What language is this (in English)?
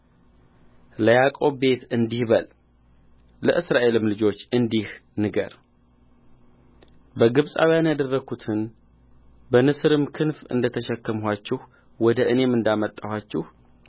Amharic